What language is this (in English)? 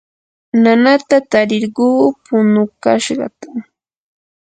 Yanahuanca Pasco Quechua